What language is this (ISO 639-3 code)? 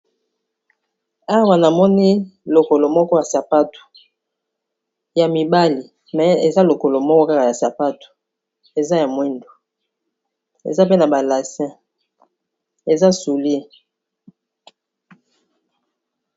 lin